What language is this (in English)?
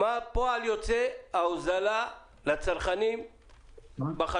Hebrew